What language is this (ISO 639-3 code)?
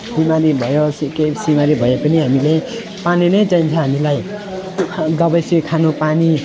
nep